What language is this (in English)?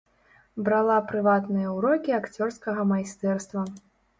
Belarusian